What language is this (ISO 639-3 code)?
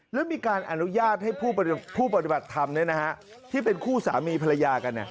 tha